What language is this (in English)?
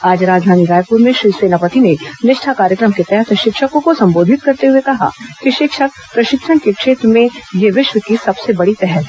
Hindi